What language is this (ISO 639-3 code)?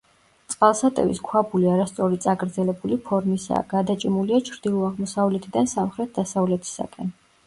kat